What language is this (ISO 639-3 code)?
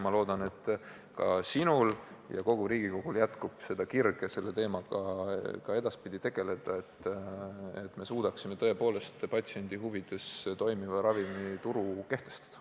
est